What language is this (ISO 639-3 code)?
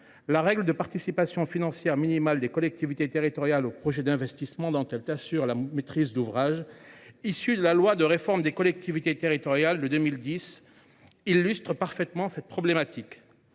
fra